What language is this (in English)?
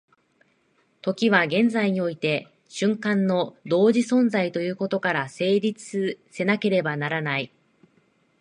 Japanese